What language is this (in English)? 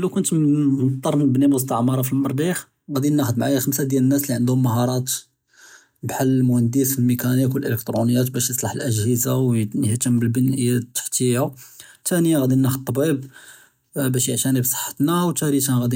Judeo-Arabic